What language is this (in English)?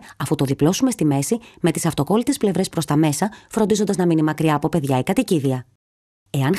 Greek